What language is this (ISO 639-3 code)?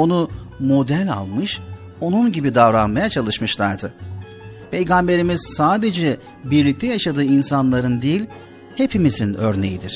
tur